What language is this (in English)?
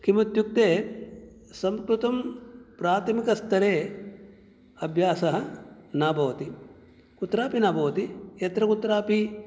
Sanskrit